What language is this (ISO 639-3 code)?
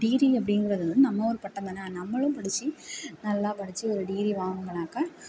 tam